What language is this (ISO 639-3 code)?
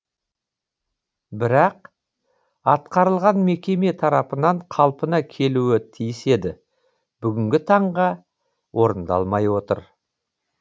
kaz